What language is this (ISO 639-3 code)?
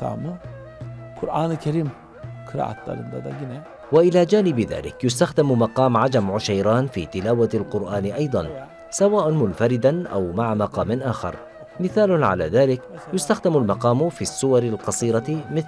ara